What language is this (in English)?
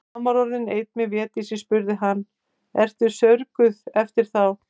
Icelandic